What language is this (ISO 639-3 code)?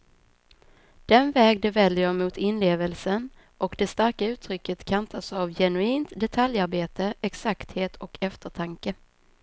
swe